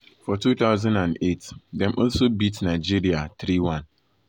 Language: Nigerian Pidgin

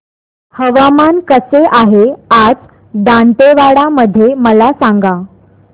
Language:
Marathi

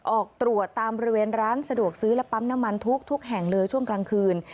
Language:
Thai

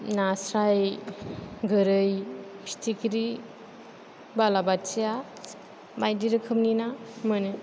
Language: Bodo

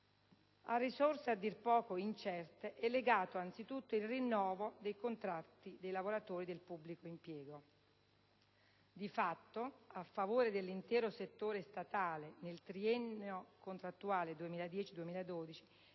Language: Italian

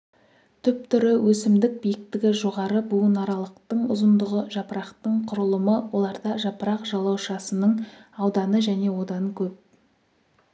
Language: Kazakh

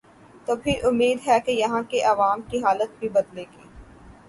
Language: Urdu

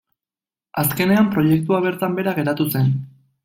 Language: Basque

